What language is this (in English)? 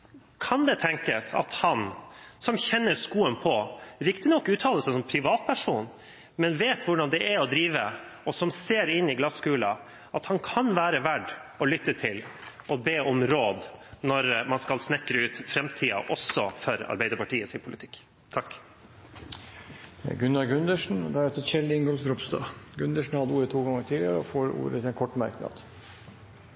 Norwegian Bokmål